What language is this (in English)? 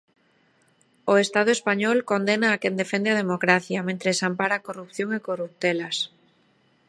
Galician